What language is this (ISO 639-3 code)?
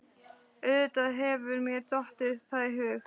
isl